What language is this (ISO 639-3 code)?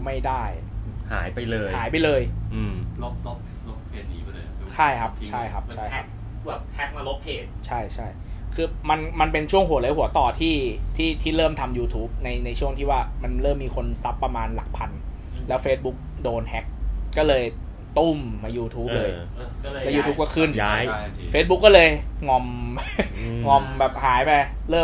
tha